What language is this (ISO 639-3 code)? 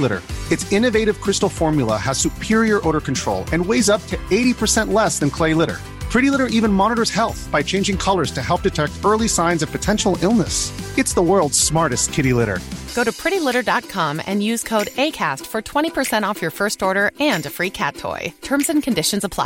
fas